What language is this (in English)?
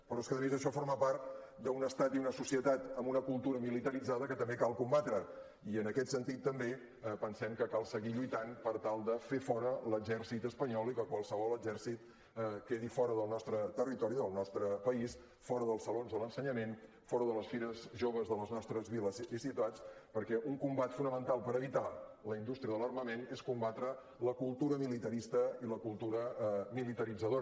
Catalan